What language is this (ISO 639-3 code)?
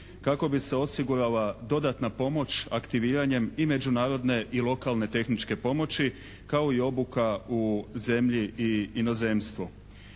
hrv